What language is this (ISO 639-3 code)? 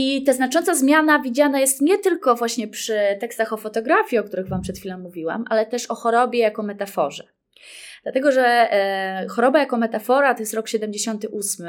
pol